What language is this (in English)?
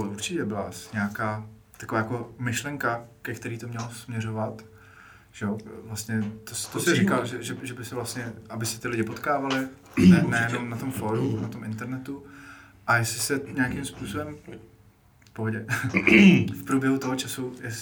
Czech